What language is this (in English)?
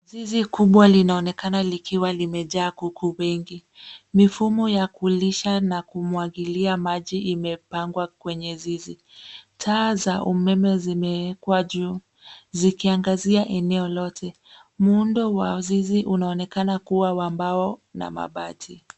Swahili